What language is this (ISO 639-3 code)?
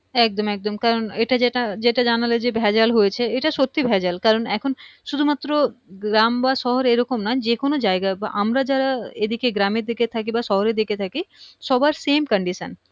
ben